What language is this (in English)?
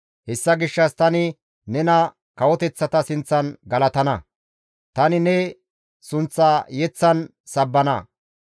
Gamo